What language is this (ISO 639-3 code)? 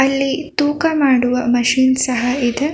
kan